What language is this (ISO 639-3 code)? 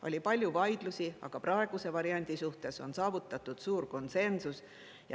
est